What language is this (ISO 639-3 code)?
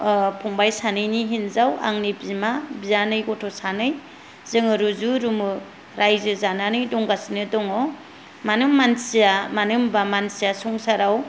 brx